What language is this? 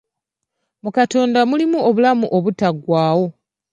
Ganda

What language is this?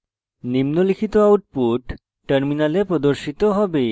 Bangla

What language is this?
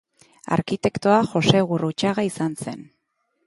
Basque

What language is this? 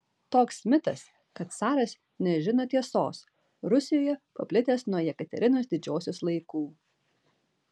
Lithuanian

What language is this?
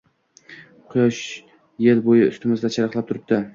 Uzbek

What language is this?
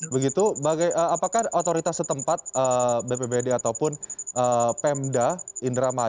Indonesian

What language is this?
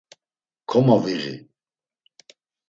Laz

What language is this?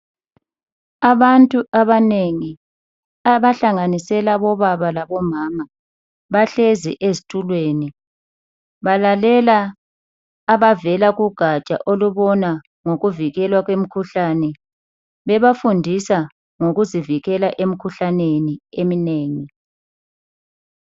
North Ndebele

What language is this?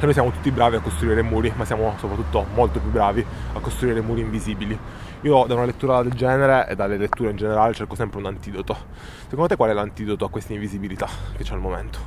Italian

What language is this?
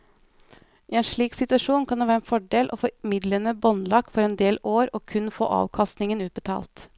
Norwegian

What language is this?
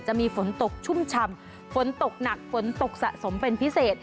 Thai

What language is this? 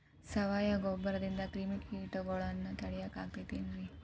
Kannada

